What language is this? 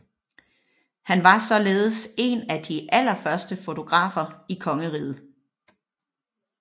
Danish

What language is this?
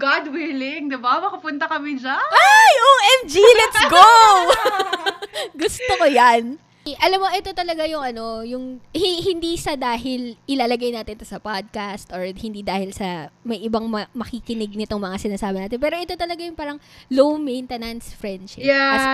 Filipino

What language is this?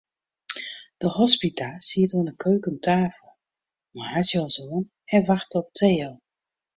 Western Frisian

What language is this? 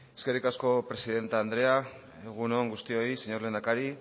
Basque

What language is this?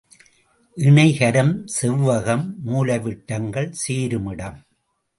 Tamil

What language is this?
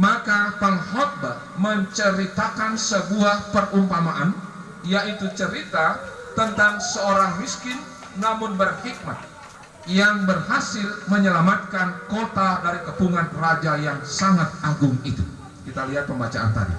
Indonesian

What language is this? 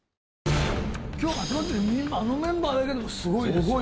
Japanese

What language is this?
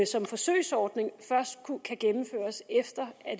Danish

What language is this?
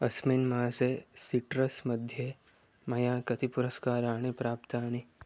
Sanskrit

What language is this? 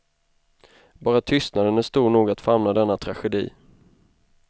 Swedish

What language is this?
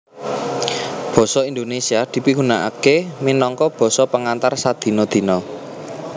Javanese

